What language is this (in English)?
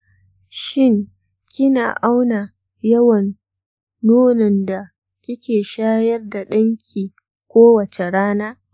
Hausa